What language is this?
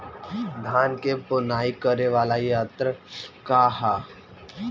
Bhojpuri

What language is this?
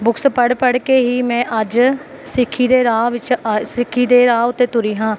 Punjabi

